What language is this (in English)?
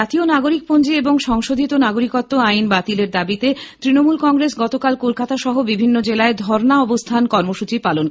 Bangla